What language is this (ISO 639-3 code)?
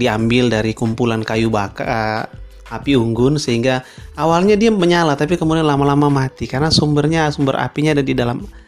ind